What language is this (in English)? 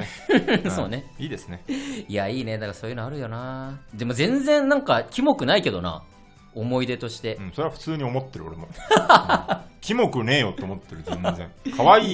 Japanese